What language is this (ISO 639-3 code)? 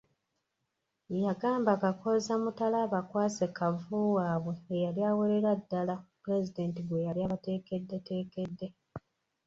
lug